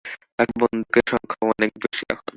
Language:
Bangla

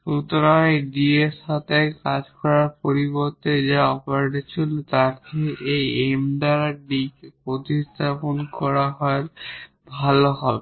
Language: Bangla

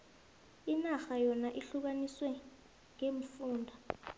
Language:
South Ndebele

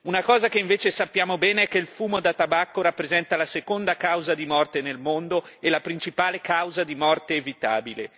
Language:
Italian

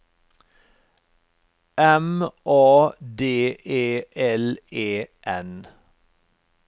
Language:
Norwegian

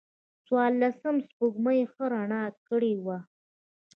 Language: Pashto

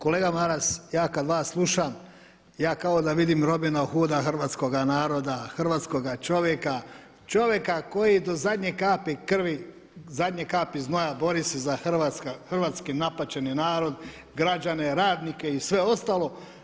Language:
Croatian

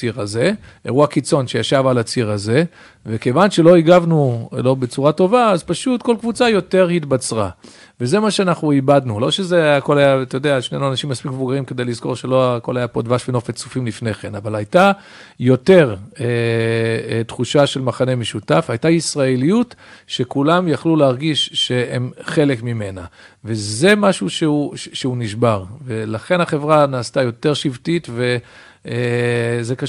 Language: Hebrew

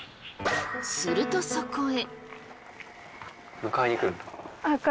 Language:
Japanese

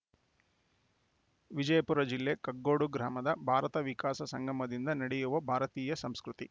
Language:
Kannada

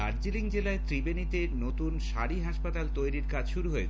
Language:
Bangla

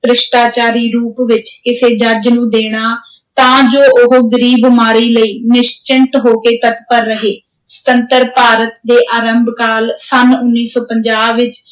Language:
Punjabi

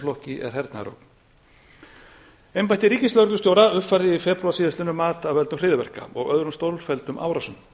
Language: Icelandic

